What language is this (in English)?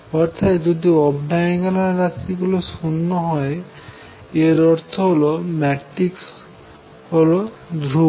Bangla